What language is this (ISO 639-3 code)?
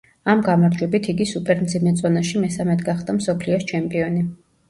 kat